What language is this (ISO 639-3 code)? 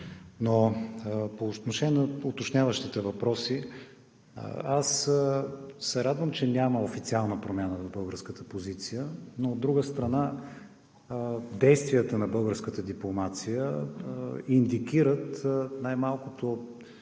bul